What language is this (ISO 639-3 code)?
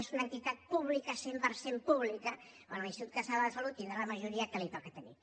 cat